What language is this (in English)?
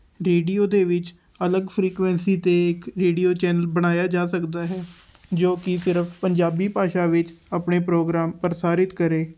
Punjabi